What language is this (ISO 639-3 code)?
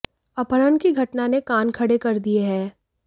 hin